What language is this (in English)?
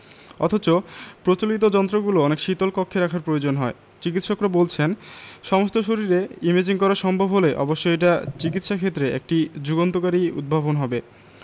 Bangla